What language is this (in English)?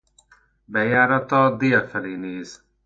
Hungarian